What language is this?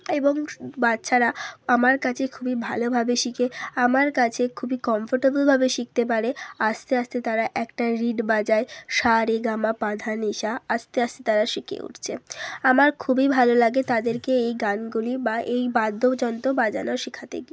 Bangla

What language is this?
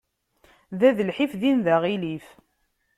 Kabyle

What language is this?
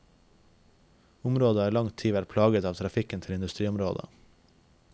Norwegian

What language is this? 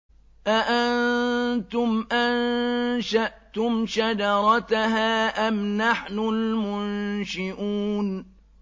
Arabic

